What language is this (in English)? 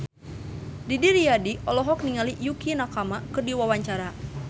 Sundanese